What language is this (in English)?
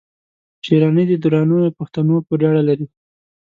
Pashto